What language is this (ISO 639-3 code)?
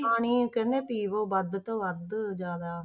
pan